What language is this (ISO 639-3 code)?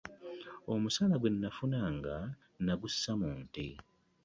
lug